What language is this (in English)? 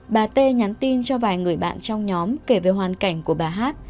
Vietnamese